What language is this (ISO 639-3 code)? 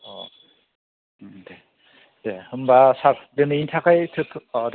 brx